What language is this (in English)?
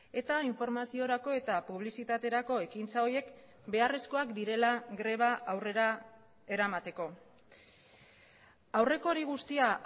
Basque